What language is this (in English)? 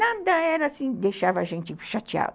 Portuguese